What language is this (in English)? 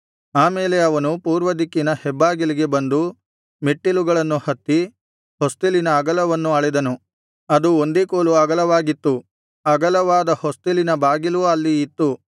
Kannada